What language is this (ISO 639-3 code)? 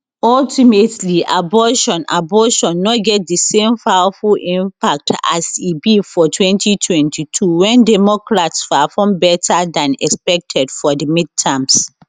pcm